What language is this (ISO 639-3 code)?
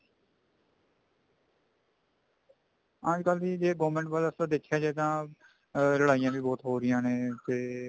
pan